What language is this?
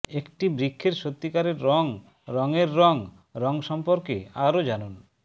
Bangla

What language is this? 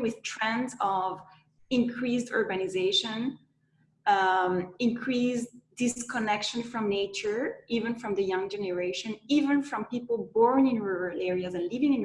English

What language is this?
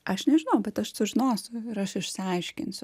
Lithuanian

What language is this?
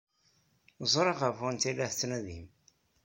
Kabyle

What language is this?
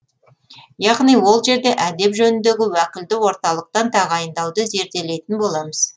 Kazakh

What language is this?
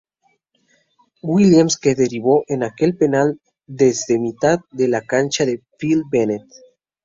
Spanish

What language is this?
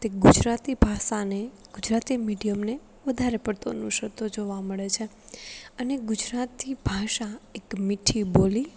Gujarati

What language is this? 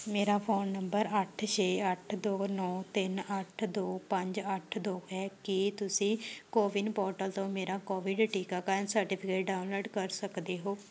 Punjabi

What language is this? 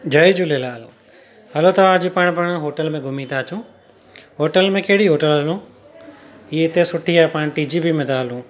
Sindhi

